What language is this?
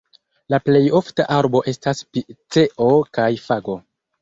Esperanto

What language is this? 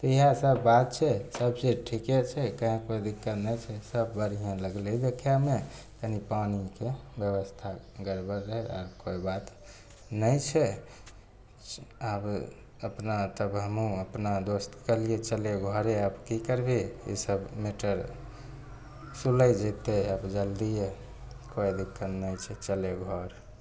Maithili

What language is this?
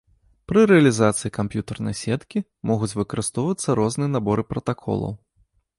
Belarusian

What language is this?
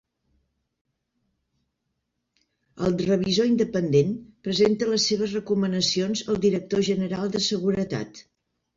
Catalan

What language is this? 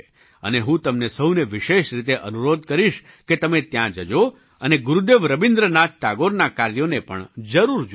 Gujarati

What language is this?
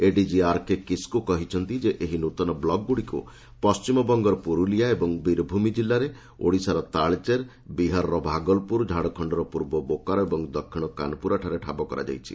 Odia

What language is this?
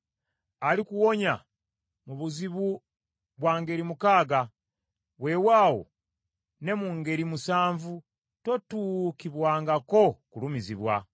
Ganda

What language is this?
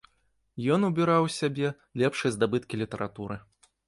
Belarusian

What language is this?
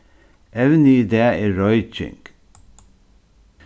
Faroese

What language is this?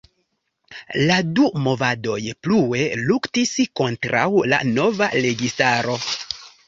Esperanto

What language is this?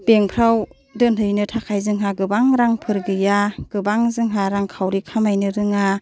Bodo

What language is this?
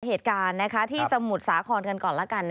Thai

